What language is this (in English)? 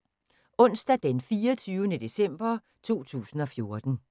Danish